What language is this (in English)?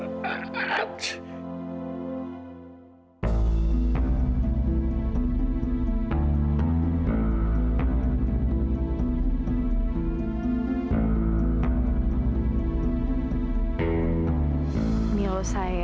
Indonesian